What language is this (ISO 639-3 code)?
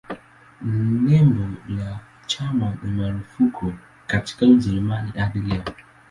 swa